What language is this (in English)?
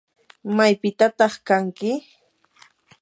Yanahuanca Pasco Quechua